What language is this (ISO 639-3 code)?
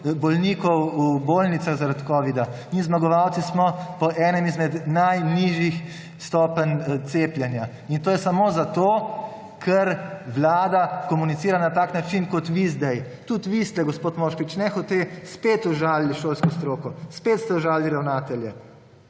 slv